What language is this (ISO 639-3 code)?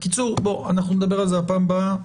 heb